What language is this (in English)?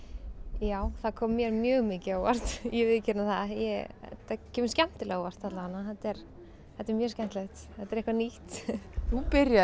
Icelandic